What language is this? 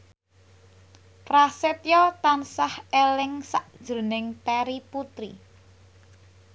Javanese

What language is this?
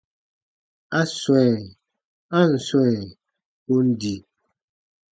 Baatonum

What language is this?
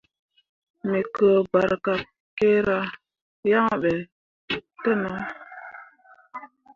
Mundang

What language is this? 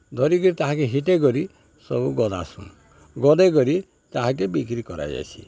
Odia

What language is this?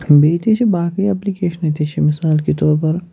Kashmiri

